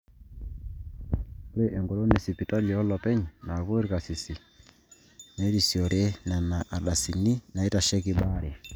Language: Masai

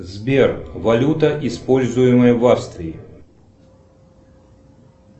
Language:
Russian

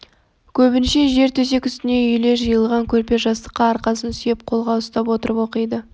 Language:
Kazakh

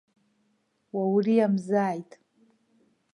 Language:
Abkhazian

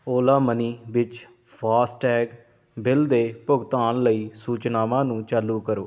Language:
Punjabi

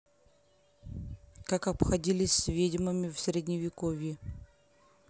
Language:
Russian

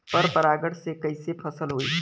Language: Bhojpuri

